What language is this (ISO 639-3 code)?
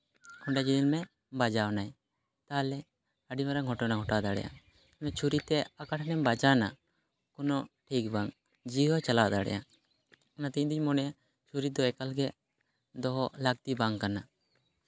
sat